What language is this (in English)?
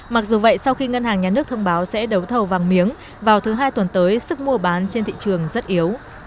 Vietnamese